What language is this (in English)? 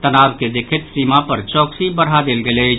Maithili